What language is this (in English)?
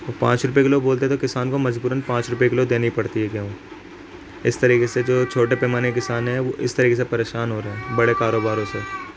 Urdu